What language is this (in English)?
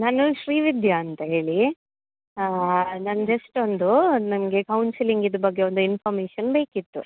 Kannada